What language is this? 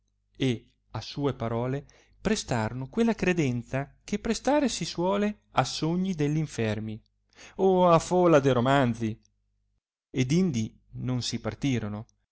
Italian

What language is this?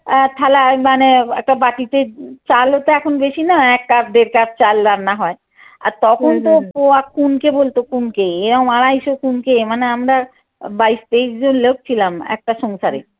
Bangla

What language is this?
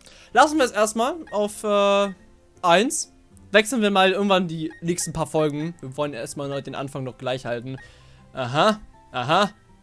German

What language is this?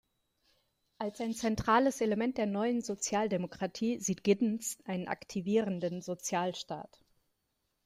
German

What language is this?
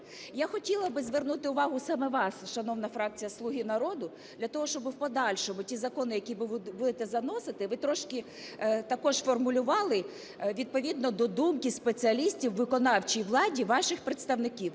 Ukrainian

